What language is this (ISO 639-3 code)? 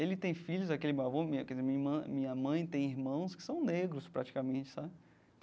por